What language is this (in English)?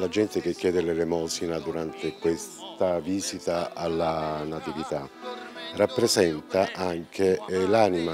Italian